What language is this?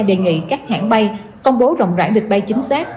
Vietnamese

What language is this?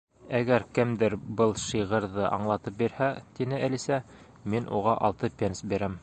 Bashkir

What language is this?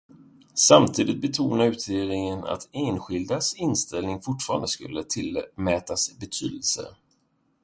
Swedish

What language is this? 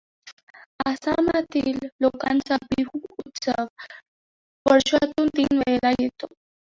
Marathi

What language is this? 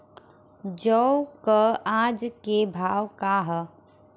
Bhojpuri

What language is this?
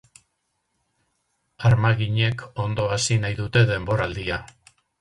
Basque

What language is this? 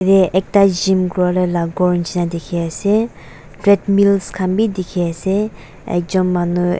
Naga Pidgin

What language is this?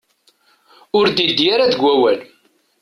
Kabyle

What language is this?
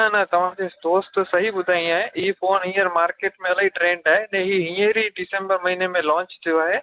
Sindhi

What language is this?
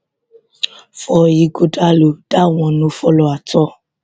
Nigerian Pidgin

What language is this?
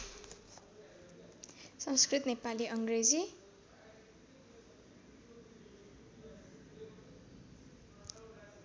Nepali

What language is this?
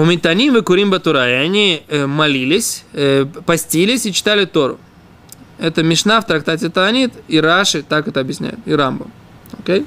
Russian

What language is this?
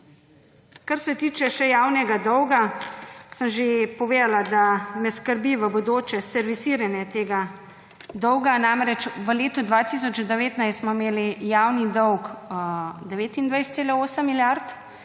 Slovenian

